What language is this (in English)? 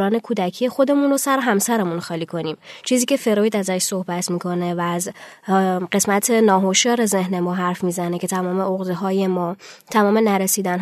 Persian